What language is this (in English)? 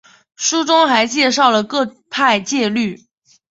Chinese